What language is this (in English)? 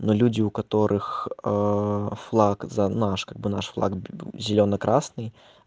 Russian